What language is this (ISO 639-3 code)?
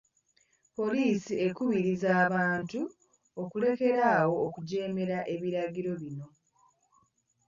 lug